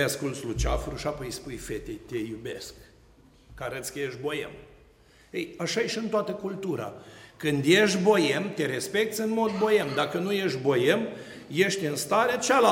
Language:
Romanian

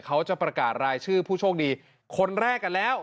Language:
Thai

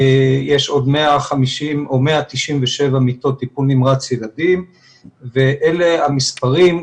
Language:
Hebrew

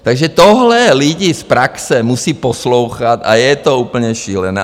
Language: Czech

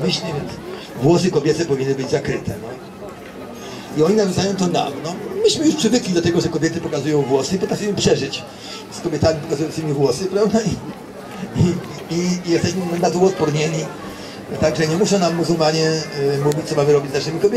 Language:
Polish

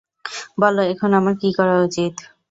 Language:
Bangla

